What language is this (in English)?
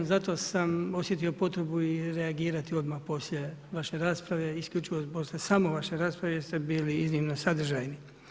Croatian